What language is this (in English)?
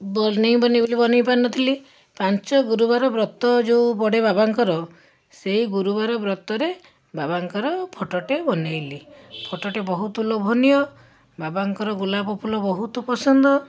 Odia